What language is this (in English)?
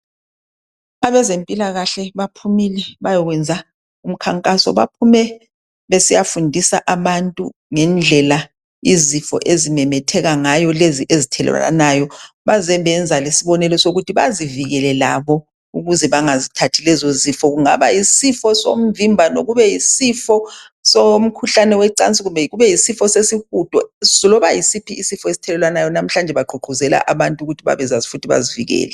North Ndebele